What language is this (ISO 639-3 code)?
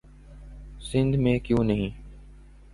urd